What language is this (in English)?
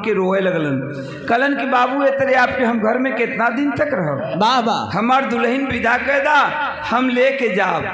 Hindi